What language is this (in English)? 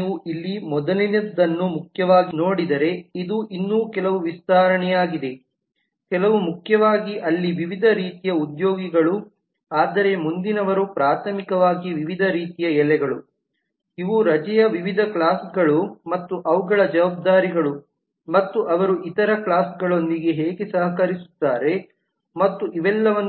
Kannada